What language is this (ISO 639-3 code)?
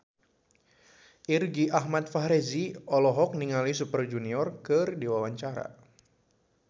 sun